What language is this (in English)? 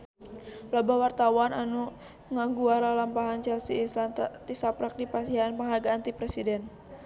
Sundanese